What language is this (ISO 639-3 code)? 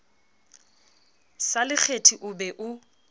sot